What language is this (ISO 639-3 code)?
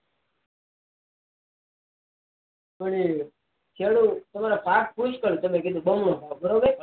guj